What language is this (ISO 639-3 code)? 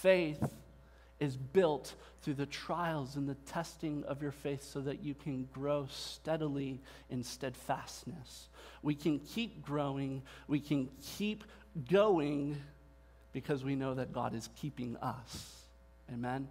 eng